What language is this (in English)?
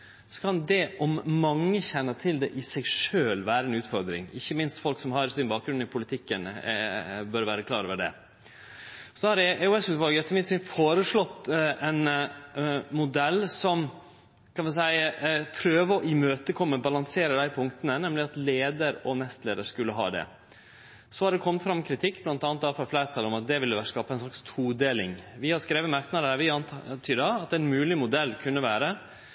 Norwegian Nynorsk